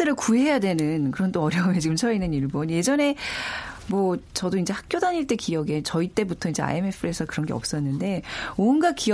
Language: Korean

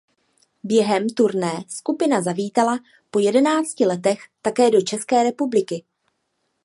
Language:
Czech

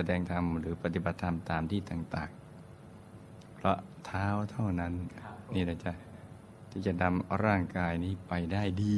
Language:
Thai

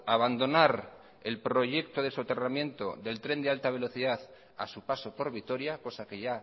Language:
Spanish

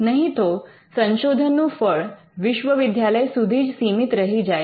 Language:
Gujarati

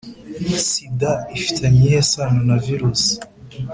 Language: Kinyarwanda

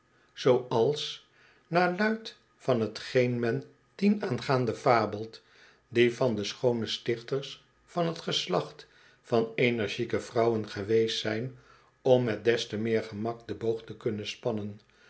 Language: Dutch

